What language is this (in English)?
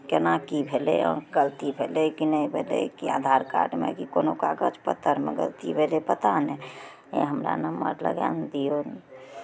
Maithili